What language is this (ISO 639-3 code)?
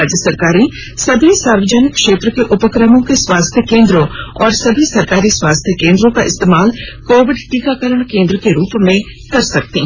hin